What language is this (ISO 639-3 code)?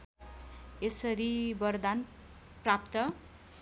nep